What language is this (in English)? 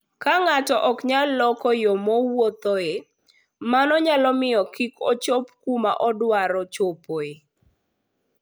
Luo (Kenya and Tanzania)